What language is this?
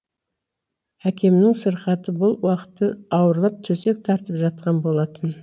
Kazakh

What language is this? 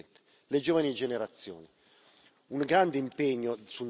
Italian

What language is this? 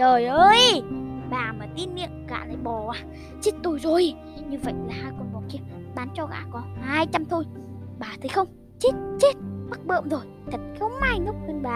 Vietnamese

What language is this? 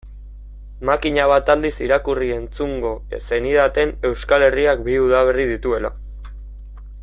Basque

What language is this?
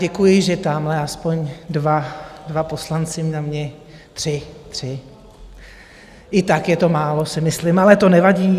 Czech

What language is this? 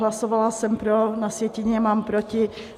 Czech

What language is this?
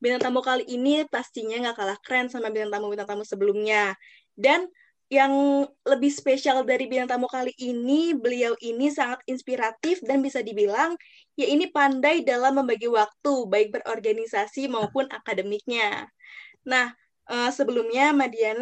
Indonesian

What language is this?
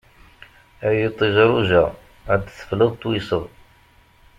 Kabyle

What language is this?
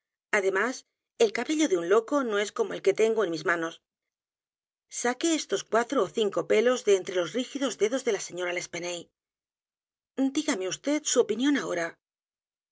Spanish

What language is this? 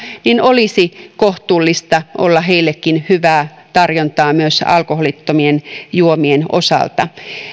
Finnish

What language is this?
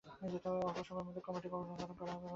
Bangla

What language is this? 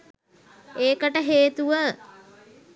Sinhala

